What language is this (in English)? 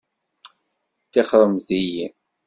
Kabyle